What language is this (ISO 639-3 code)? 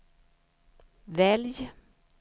swe